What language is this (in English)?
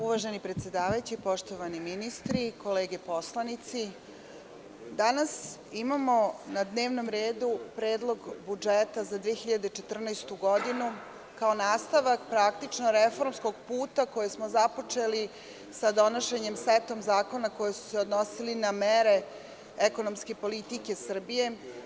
Serbian